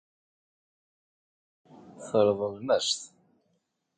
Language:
Kabyle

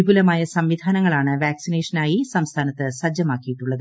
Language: Malayalam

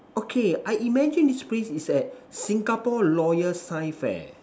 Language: English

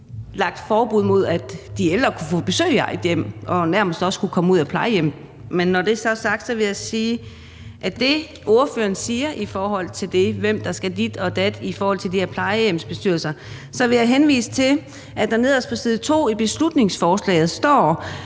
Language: Danish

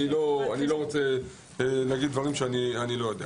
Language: Hebrew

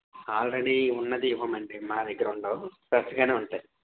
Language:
Telugu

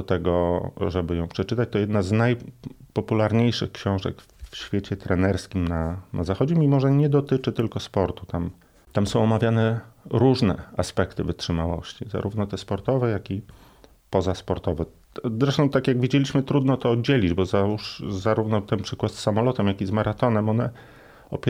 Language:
Polish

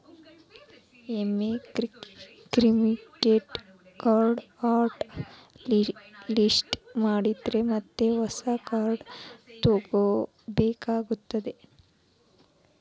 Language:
Kannada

